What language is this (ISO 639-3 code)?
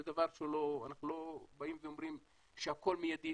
heb